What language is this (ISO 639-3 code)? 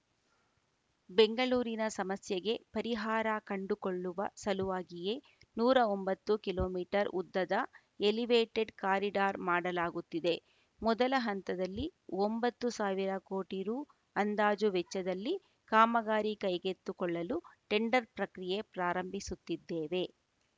kan